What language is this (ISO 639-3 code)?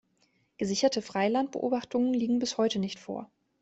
deu